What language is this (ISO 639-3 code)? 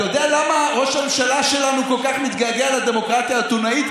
heb